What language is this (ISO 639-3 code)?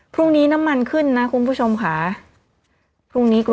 tha